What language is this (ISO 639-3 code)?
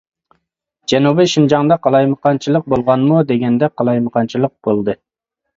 uig